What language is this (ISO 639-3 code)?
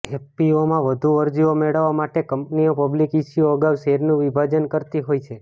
guj